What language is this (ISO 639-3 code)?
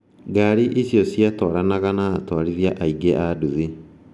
kik